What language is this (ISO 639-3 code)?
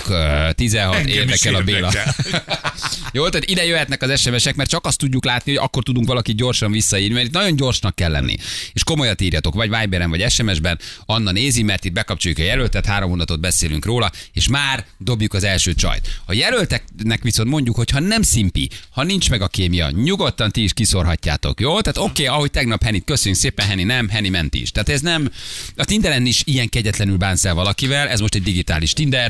hun